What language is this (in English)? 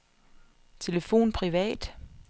Danish